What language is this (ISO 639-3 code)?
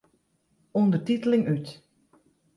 fry